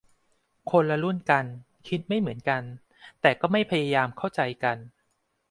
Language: Thai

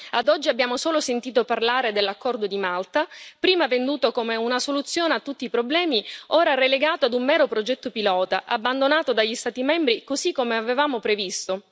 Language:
Italian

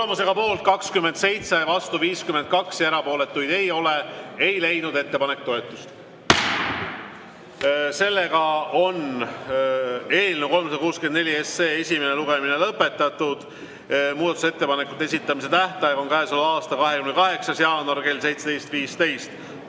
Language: Estonian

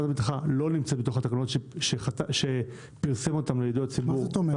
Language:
Hebrew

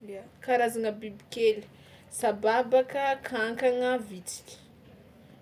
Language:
Tsimihety Malagasy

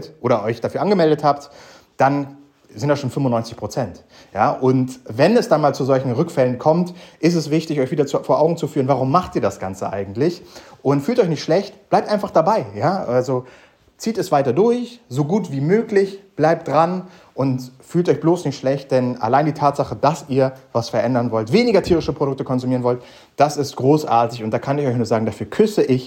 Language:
German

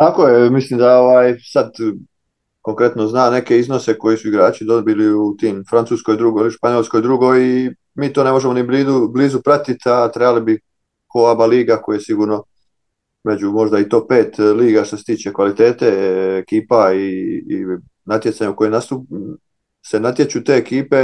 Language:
Croatian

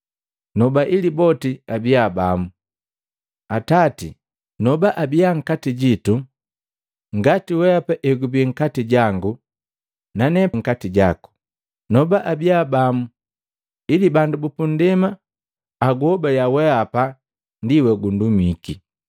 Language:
Matengo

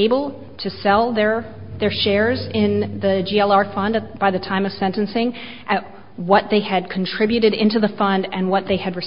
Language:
English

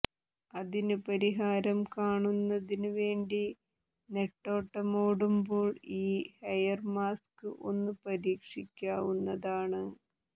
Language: Malayalam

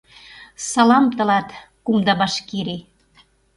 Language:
Mari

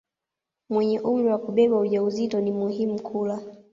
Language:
Swahili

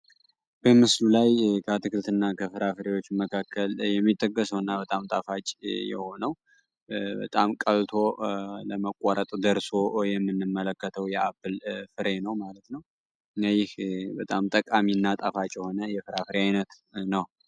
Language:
Amharic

